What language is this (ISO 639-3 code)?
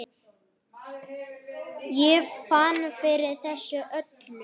isl